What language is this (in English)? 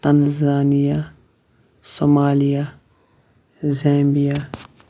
Kashmiri